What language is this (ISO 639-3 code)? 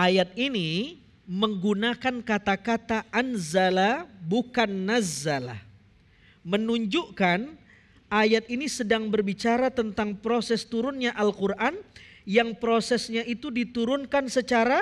ind